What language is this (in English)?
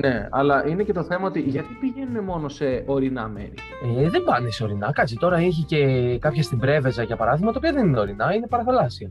Greek